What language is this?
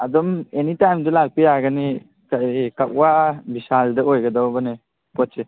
Manipuri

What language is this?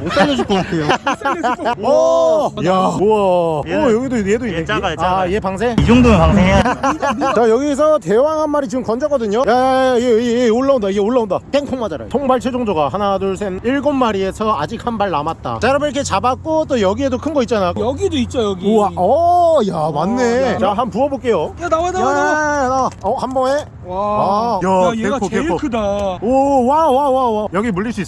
Korean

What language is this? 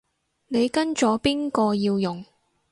Cantonese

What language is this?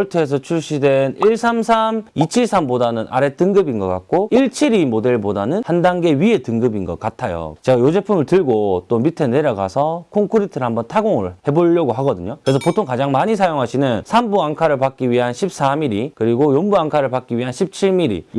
Korean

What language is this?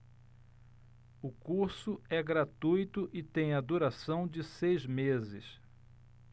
Portuguese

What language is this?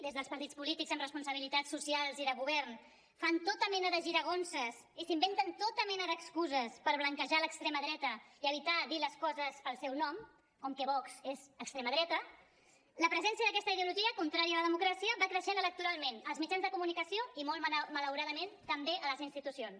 Catalan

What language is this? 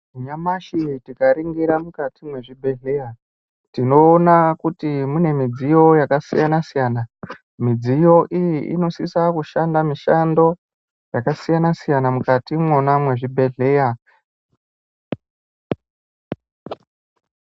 Ndau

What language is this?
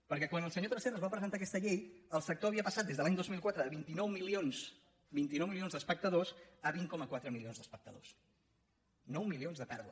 Catalan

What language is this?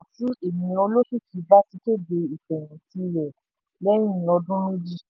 Yoruba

